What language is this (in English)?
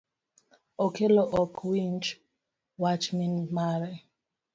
Luo (Kenya and Tanzania)